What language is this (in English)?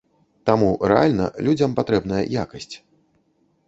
Belarusian